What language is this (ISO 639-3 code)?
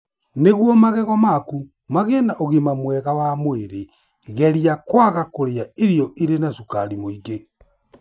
kik